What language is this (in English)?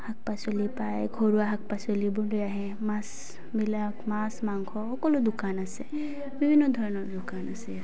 Assamese